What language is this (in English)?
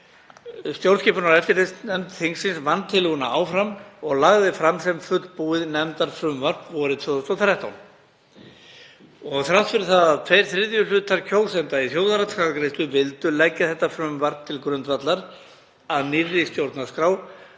Icelandic